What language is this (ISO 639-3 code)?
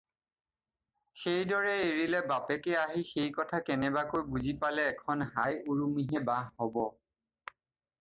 asm